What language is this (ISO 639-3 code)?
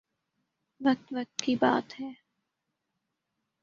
urd